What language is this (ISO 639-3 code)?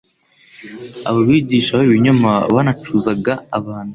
kin